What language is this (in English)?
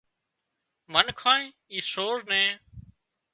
Wadiyara Koli